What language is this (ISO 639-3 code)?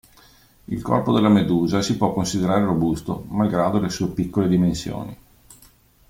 ita